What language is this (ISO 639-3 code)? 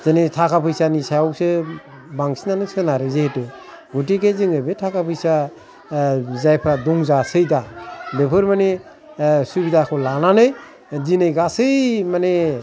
brx